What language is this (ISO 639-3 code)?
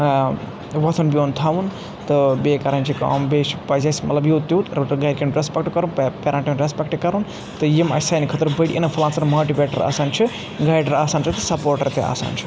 kas